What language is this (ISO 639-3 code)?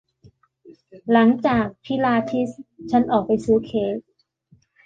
tha